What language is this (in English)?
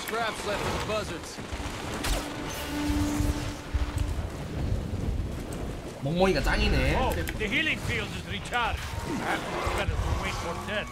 Korean